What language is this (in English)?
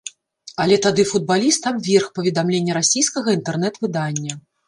Belarusian